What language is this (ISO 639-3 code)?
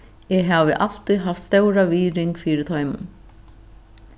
fao